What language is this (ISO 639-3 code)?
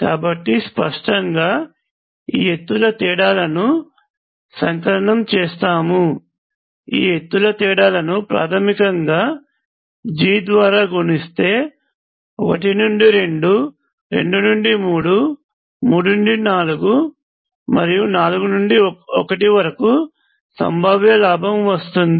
tel